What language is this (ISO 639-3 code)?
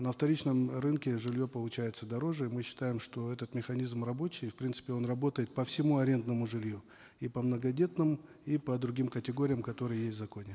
kaz